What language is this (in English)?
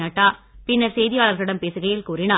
Tamil